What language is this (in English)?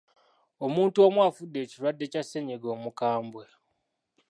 Ganda